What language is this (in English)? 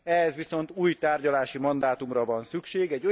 Hungarian